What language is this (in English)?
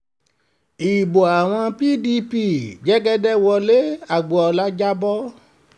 Yoruba